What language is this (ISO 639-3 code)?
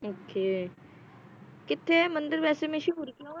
pan